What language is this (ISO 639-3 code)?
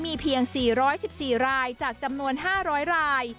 tha